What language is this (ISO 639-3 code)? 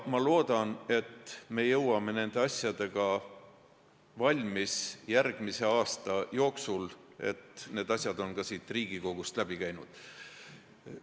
est